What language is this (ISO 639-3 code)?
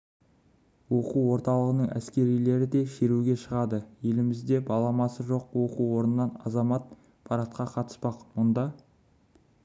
kaz